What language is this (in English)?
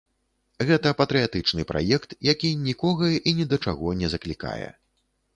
Belarusian